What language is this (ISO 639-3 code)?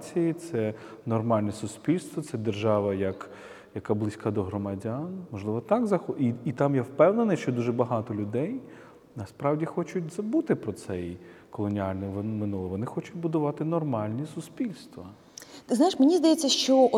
ukr